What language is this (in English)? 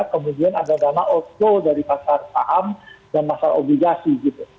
Indonesian